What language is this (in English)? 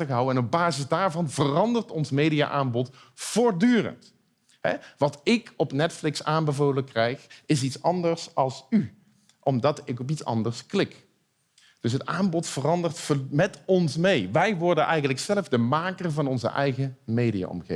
Dutch